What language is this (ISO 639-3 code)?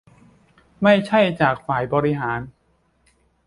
tha